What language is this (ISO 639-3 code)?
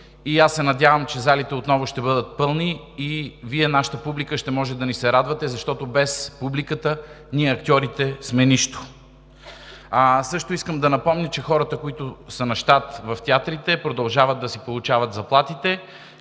bul